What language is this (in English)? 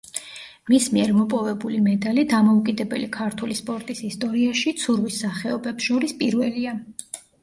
Georgian